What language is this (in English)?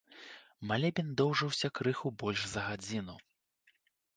Belarusian